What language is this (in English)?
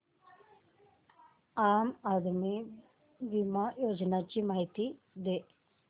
Marathi